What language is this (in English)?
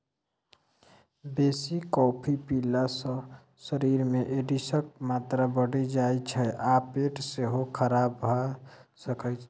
Maithili